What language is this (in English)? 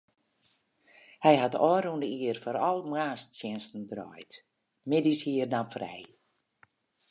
Western Frisian